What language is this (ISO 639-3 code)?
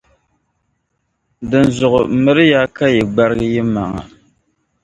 dag